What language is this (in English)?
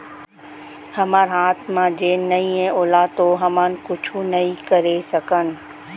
Chhattisgarhi